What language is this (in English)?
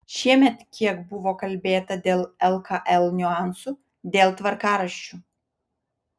Lithuanian